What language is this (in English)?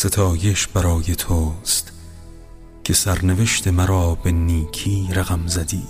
Persian